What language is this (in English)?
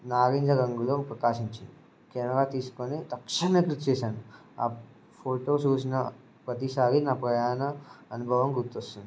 Telugu